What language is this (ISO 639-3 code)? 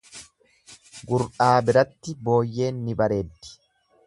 orm